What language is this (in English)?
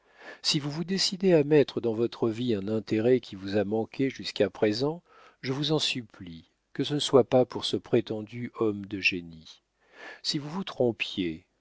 French